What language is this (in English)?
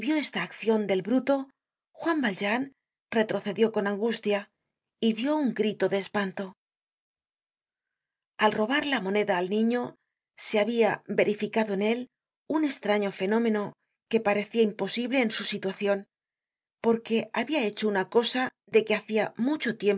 Spanish